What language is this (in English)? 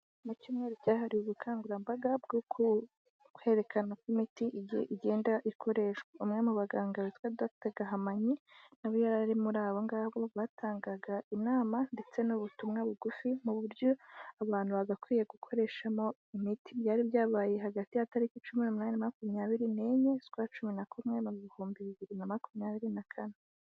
Kinyarwanda